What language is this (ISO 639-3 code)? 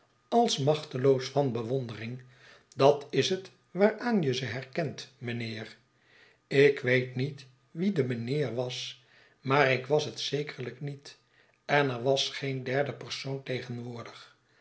nld